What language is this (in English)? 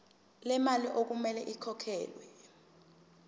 Zulu